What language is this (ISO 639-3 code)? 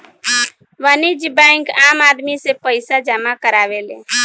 bho